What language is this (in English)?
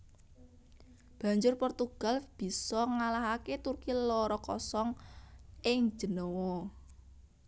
Javanese